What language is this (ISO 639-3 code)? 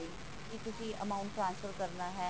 pan